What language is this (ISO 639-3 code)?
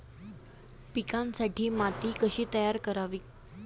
mar